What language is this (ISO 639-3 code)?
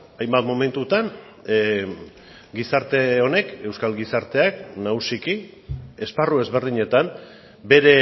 eus